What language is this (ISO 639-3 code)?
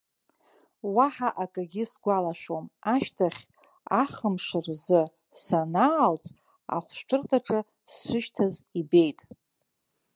abk